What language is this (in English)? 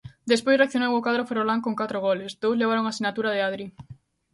Galician